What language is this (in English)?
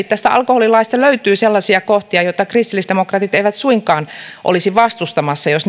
Finnish